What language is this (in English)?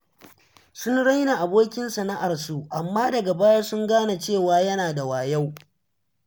Hausa